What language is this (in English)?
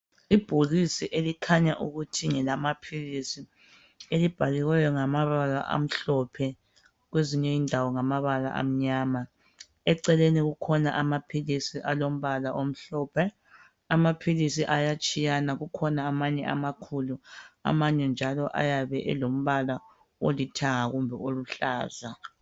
North Ndebele